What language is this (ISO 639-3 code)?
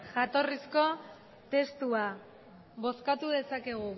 eus